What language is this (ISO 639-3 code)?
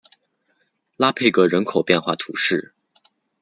zho